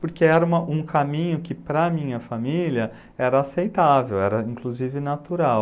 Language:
Portuguese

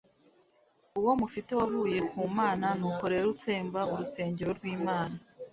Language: Kinyarwanda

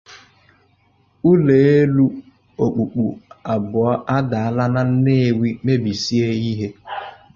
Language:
Igbo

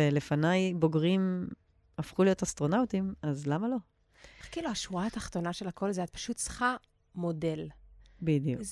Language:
Hebrew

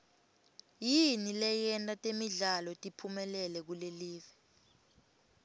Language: Swati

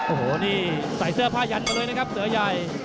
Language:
Thai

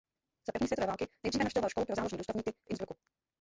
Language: Czech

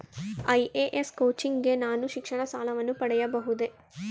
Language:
Kannada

